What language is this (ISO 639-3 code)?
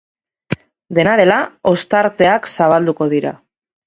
eus